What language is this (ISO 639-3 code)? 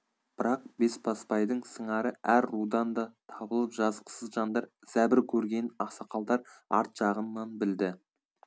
kaz